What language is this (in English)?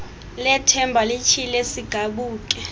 Xhosa